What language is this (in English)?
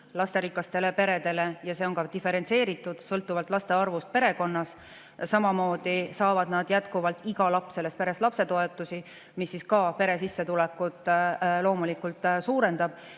Estonian